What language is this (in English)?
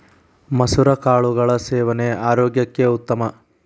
Kannada